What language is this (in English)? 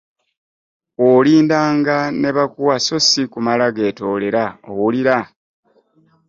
Ganda